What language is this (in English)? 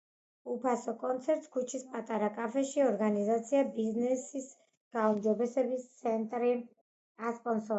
Georgian